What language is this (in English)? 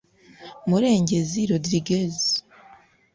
Kinyarwanda